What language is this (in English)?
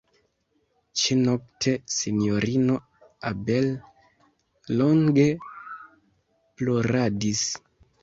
Esperanto